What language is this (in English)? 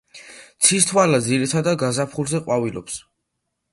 Georgian